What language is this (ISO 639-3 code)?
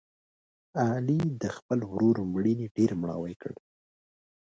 pus